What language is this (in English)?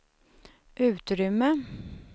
Swedish